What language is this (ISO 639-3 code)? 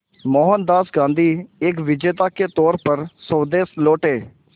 hin